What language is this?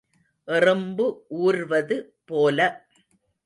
Tamil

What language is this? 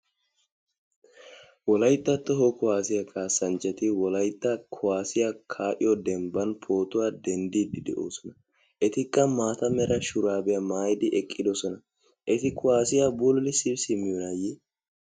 Wolaytta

